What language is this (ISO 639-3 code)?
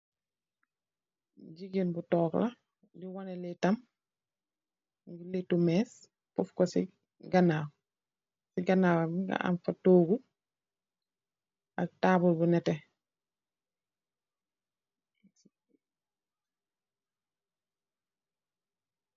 wol